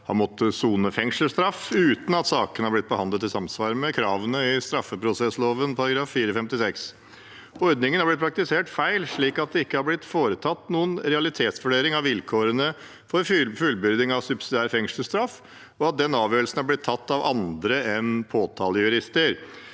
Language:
Norwegian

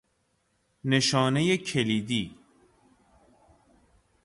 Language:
Persian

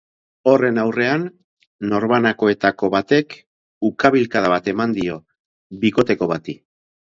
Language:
Basque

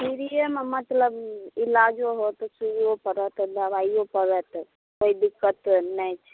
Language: Maithili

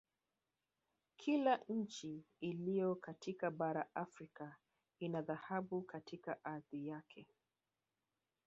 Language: Swahili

